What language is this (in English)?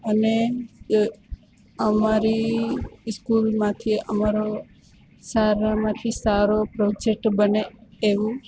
Gujarati